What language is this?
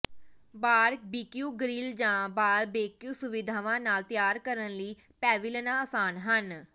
Punjabi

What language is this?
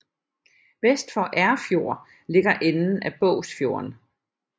Danish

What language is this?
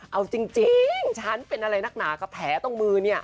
Thai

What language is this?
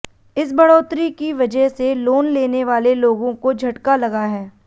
Hindi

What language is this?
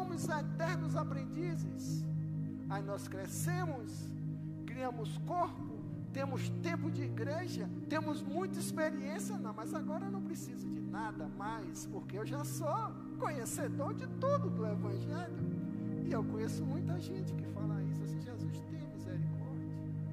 Portuguese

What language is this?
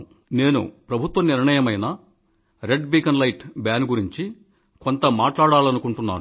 Telugu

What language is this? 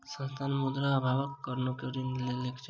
Maithili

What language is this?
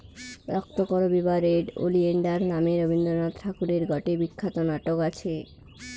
Bangla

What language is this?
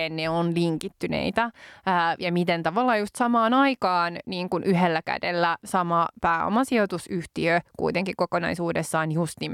Finnish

